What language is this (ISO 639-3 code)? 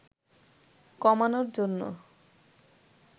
ben